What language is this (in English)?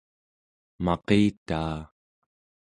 Central Yupik